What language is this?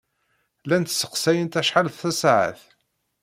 Kabyle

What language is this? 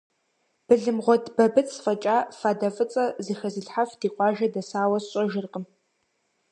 Kabardian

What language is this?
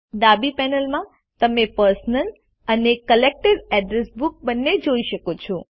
Gujarati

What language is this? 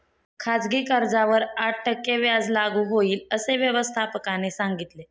Marathi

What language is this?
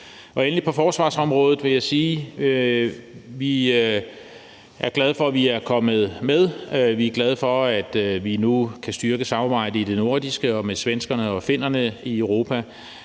Danish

